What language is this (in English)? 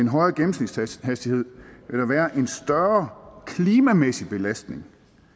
Danish